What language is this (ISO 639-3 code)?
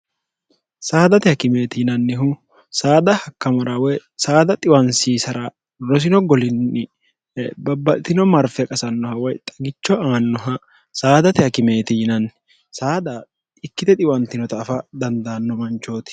sid